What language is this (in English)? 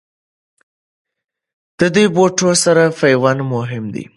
Pashto